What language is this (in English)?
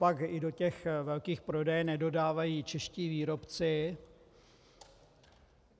Czech